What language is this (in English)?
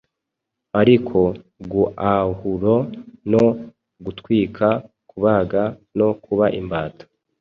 Kinyarwanda